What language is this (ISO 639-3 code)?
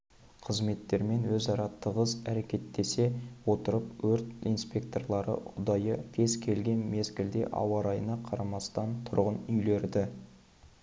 kaz